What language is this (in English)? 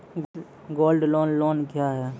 Maithili